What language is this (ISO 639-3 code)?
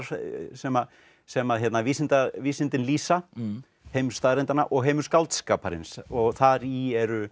isl